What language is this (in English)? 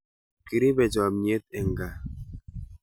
Kalenjin